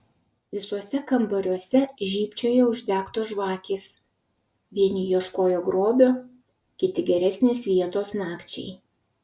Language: Lithuanian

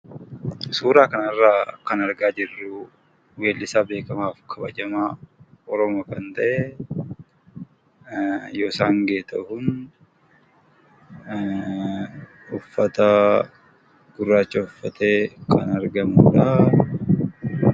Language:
Oromo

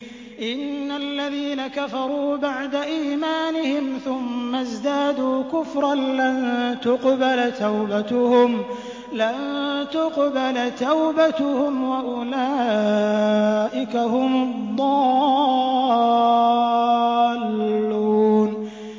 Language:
Arabic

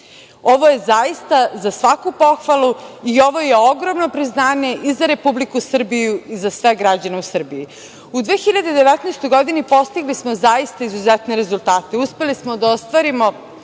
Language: Serbian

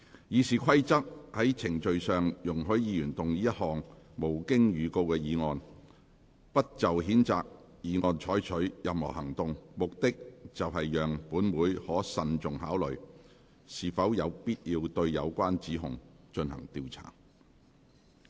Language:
Cantonese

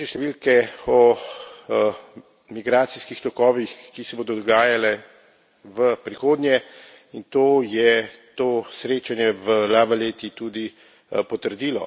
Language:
Slovenian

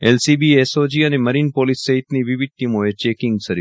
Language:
Gujarati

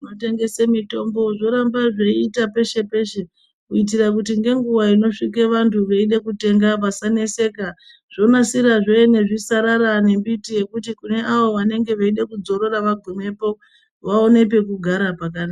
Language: Ndau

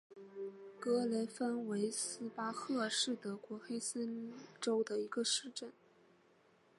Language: Chinese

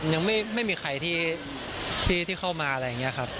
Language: Thai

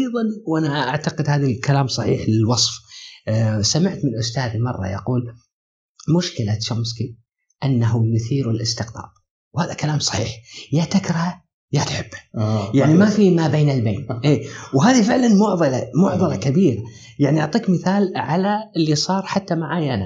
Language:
Arabic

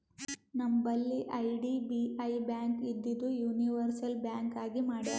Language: Kannada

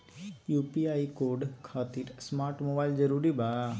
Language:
Magahi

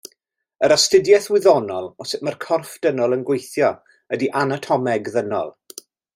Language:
Welsh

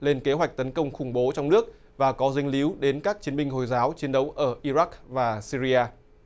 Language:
Vietnamese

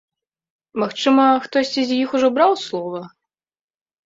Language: Belarusian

